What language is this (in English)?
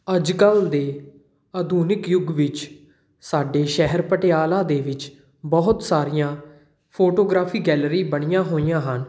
Punjabi